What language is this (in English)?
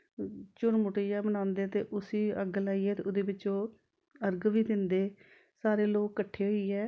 Dogri